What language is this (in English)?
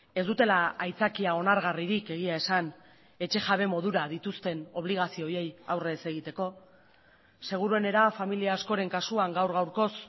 Basque